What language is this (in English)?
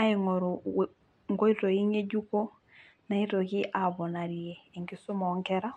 Masai